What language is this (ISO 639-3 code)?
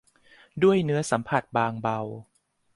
tha